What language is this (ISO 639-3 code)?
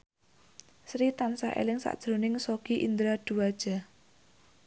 jav